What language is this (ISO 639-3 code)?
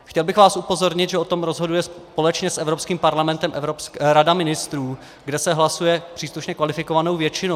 ces